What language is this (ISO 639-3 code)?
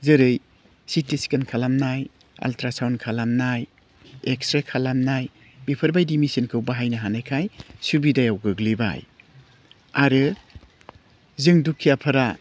brx